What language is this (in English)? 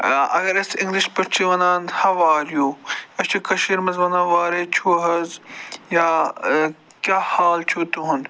Kashmiri